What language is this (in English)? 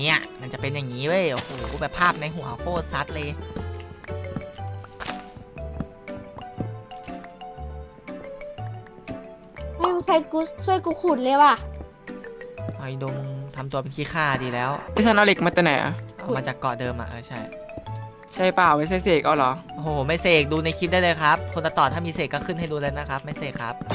Thai